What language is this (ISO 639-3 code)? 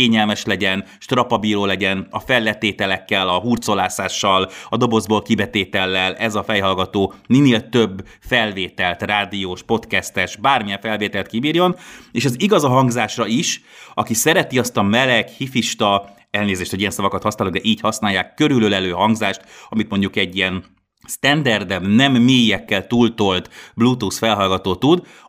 hun